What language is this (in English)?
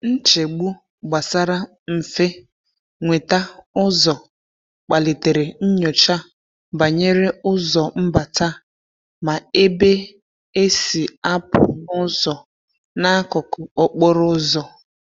Igbo